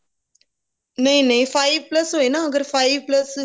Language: Punjabi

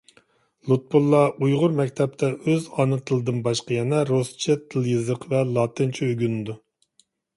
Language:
Uyghur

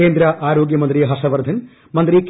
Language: Malayalam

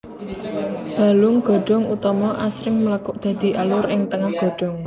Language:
Javanese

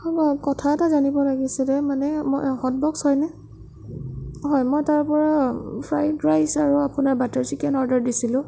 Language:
Assamese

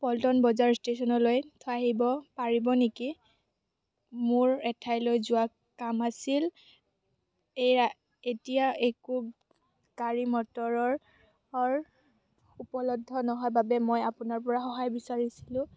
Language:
Assamese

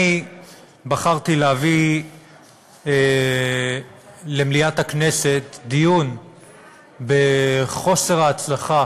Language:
Hebrew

